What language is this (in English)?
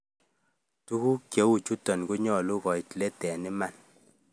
Kalenjin